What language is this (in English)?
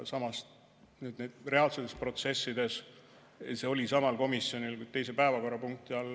Estonian